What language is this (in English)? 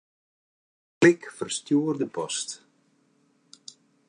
Western Frisian